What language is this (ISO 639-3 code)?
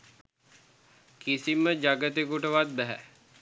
sin